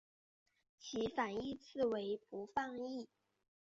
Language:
Chinese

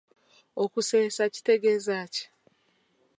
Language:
Ganda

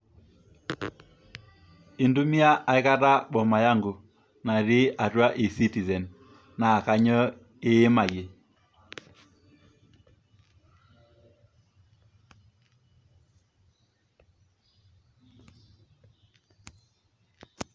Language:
Masai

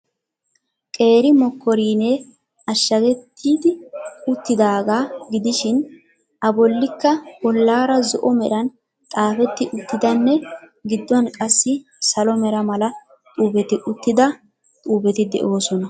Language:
Wolaytta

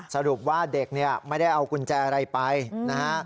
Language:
Thai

